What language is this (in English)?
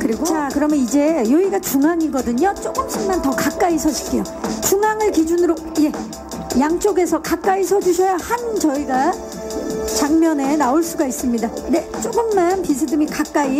Korean